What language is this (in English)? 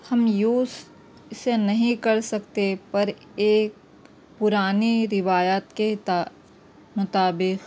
Urdu